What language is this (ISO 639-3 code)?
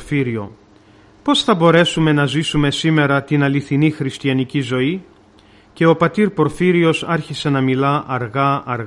ell